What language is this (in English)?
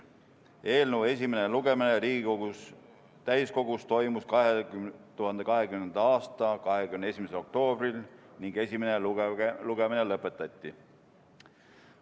Estonian